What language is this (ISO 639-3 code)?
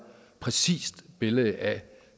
dan